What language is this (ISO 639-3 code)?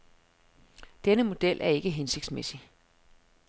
dan